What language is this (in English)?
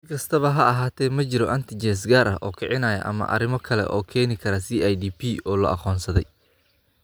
Somali